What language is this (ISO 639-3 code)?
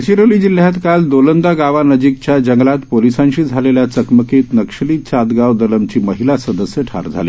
mar